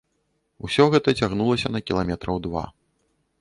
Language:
Belarusian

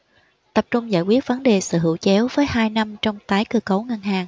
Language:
Vietnamese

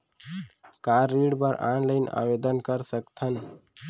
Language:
Chhattisgarhi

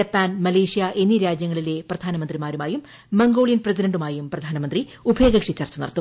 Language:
Malayalam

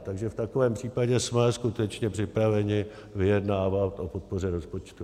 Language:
Czech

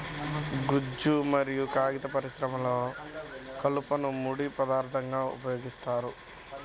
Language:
Telugu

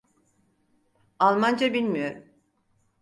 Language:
Turkish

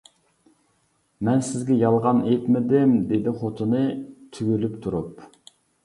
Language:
Uyghur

